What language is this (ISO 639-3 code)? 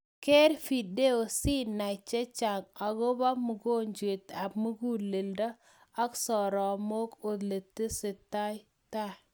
kln